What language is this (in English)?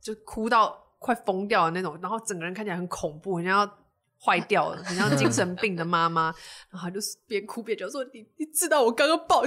Chinese